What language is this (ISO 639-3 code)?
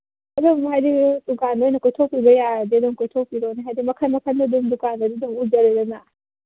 mni